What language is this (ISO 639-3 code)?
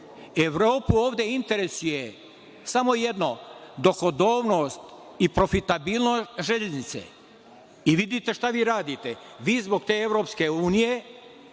srp